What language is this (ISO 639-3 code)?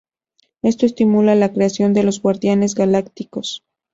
spa